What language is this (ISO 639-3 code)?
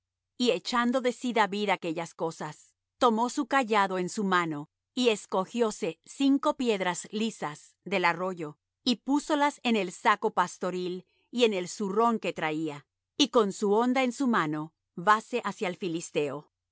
spa